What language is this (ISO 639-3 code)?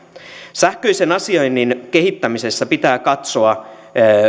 fin